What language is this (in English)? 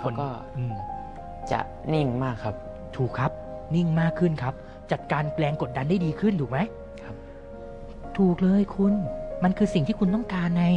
Thai